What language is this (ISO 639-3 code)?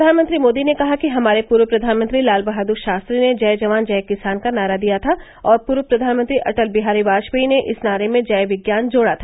hin